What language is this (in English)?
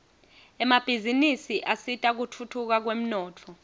Swati